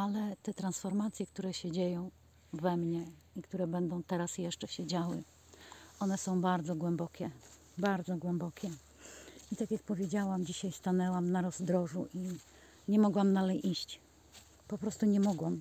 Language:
Polish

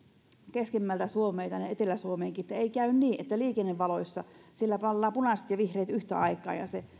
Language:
Finnish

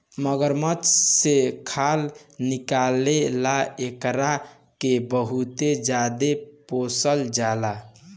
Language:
Bhojpuri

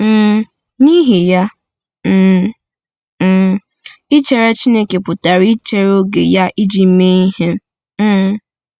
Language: Igbo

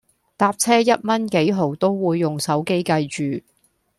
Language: Cantonese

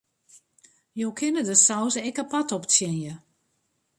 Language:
Western Frisian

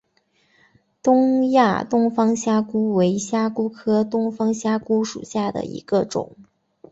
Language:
Chinese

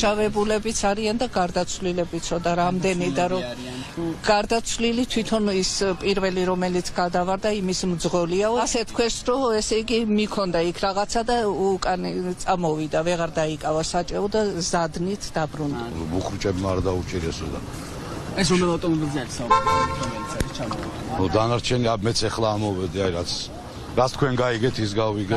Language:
Georgian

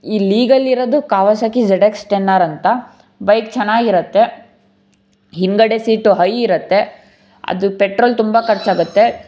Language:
Kannada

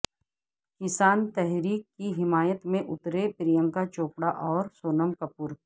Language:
Urdu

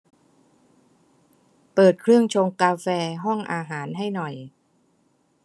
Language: Thai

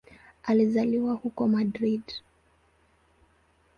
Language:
Swahili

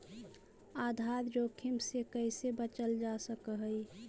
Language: Magahi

